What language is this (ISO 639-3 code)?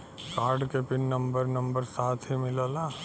bho